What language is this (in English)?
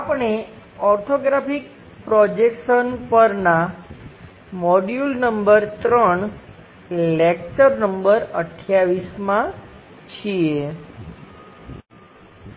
Gujarati